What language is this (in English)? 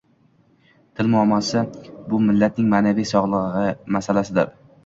Uzbek